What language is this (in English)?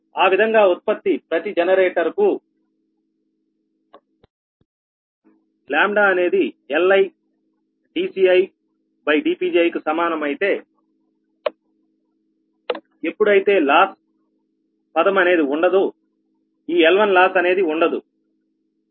Telugu